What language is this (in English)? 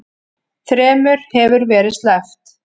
Icelandic